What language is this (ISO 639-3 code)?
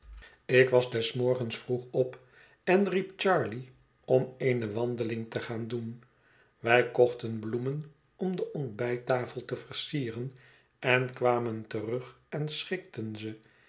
nld